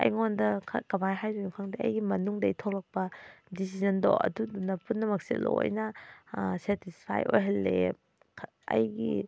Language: Manipuri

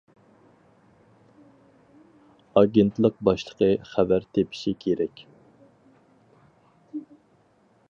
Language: Uyghur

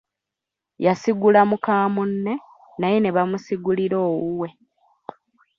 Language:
Ganda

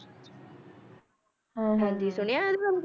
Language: Punjabi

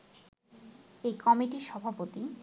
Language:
Bangla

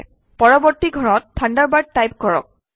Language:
Assamese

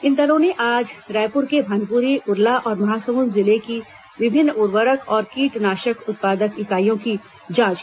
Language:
Hindi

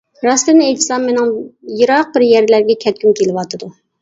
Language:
Uyghur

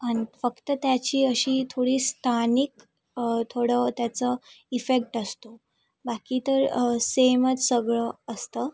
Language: Marathi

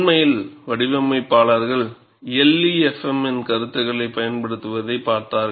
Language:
Tamil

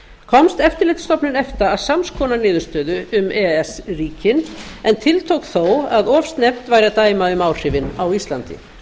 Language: Icelandic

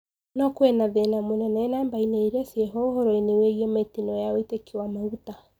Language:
Kikuyu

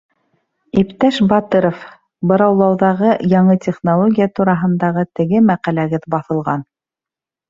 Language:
Bashkir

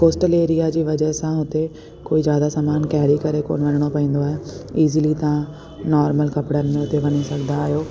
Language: Sindhi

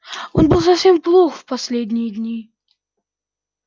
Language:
Russian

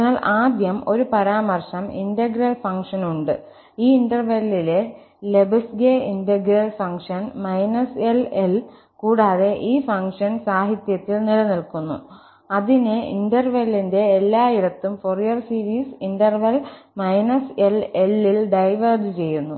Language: Malayalam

